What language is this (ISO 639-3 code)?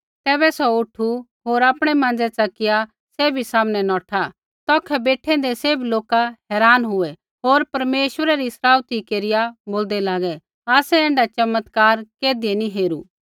kfx